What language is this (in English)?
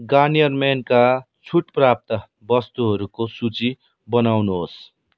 Nepali